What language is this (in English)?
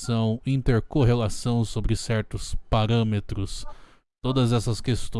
Portuguese